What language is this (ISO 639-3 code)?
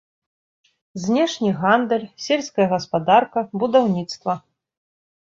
bel